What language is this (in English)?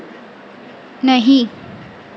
Hindi